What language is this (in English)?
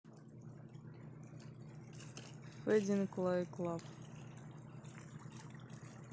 Russian